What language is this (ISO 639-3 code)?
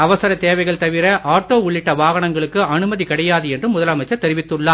tam